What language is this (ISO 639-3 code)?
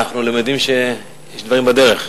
heb